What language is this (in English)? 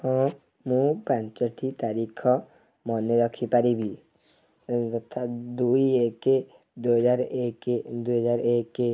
Odia